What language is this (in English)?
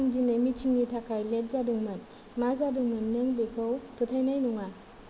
Bodo